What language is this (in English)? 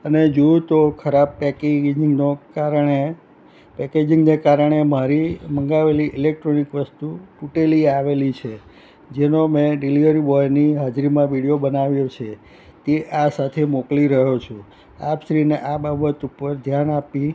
Gujarati